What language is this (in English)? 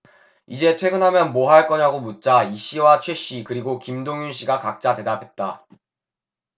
Korean